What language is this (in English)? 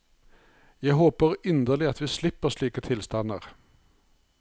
Norwegian